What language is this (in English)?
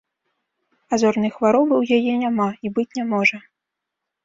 Belarusian